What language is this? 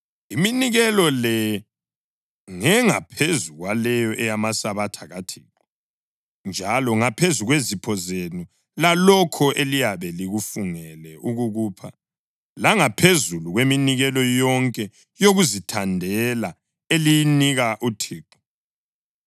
North Ndebele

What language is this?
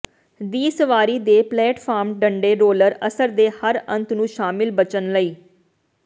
Punjabi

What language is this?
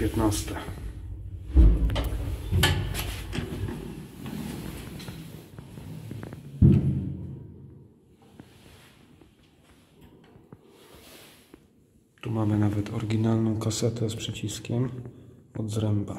Polish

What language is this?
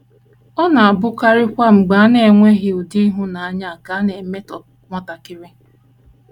Igbo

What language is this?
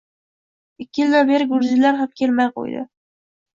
Uzbek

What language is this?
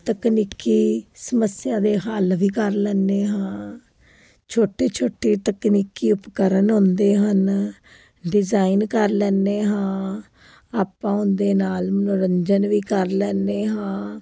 Punjabi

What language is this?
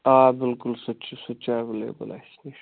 Kashmiri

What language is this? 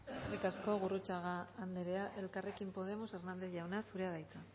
Basque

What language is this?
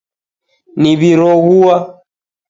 Taita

